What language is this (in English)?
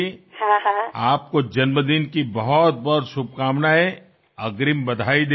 Telugu